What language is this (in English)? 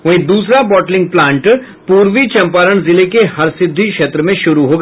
Hindi